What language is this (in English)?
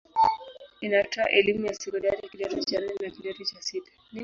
Swahili